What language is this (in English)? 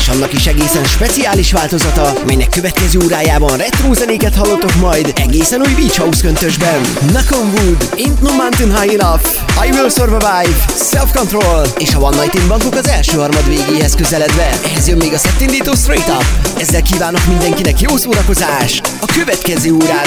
Hungarian